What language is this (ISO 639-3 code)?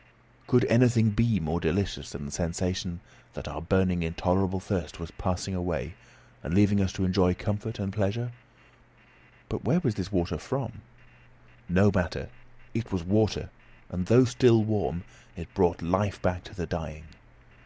eng